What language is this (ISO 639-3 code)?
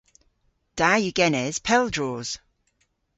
cor